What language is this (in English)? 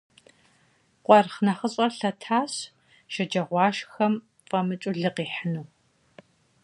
Kabardian